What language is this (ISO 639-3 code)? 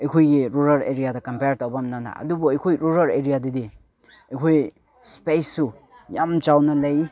mni